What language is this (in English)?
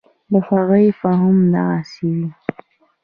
Pashto